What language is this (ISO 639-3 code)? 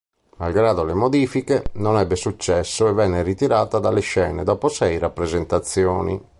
ita